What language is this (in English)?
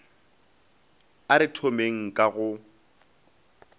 Northern Sotho